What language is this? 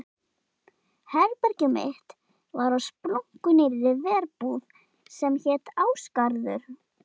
Icelandic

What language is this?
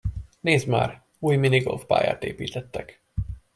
Hungarian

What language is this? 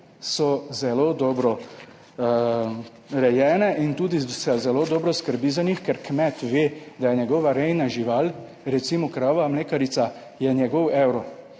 Slovenian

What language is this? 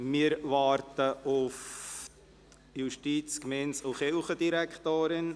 Swiss German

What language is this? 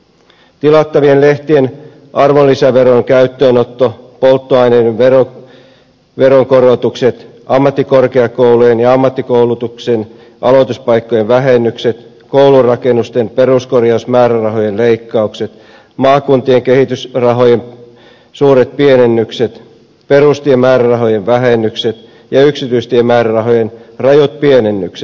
Finnish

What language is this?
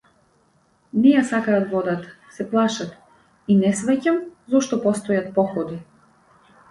Macedonian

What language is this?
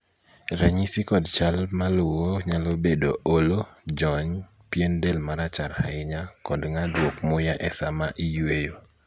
Luo (Kenya and Tanzania)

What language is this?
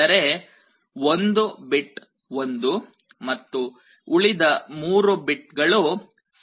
Kannada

